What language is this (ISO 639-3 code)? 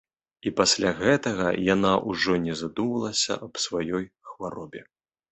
bel